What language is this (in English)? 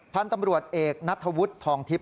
Thai